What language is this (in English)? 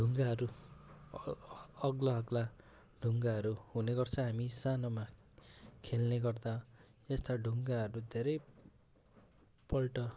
Nepali